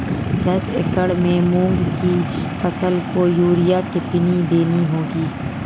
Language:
Hindi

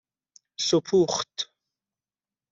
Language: Persian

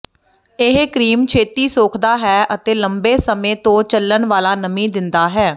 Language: Punjabi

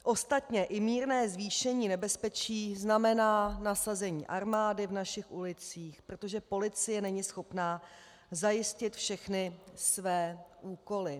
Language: Czech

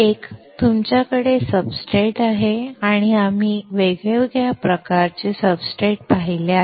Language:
Marathi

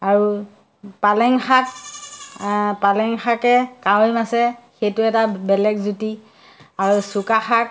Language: Assamese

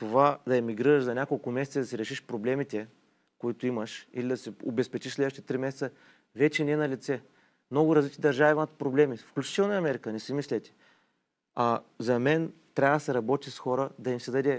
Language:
Bulgarian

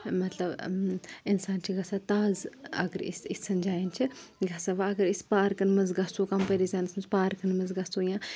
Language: Kashmiri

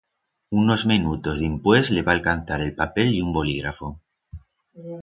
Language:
Aragonese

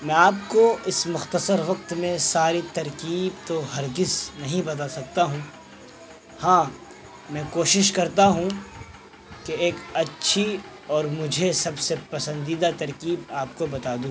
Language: Urdu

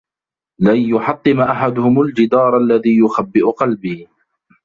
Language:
Arabic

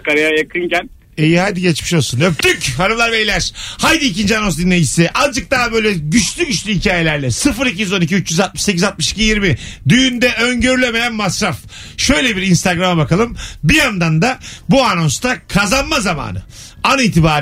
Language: Turkish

